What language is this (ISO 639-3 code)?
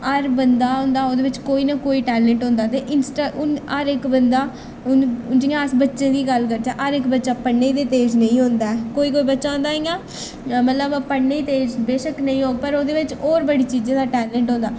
doi